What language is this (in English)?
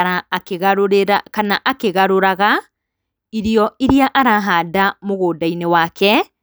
Kikuyu